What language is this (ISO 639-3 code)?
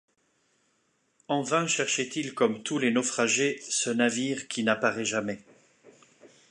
fra